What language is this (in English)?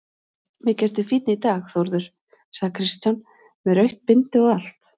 Icelandic